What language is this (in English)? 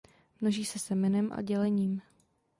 Czech